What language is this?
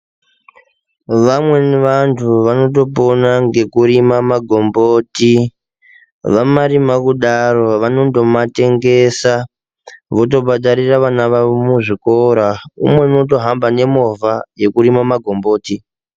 Ndau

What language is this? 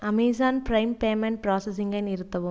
Tamil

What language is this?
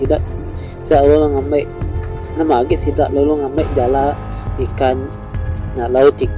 Malay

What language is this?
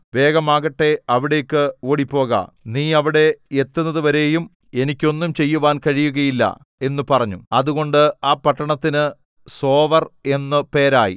Malayalam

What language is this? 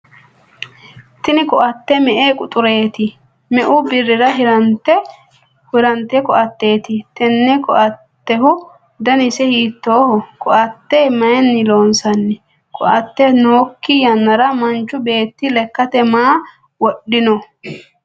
Sidamo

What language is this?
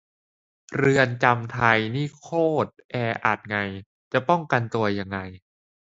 Thai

